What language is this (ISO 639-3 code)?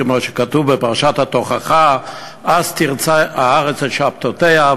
heb